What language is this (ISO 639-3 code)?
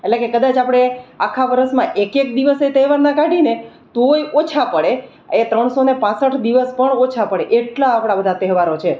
guj